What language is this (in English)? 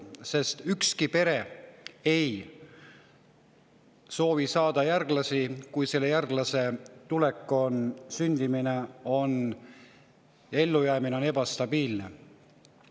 Estonian